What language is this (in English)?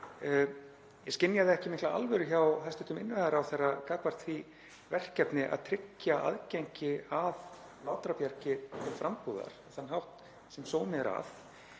Icelandic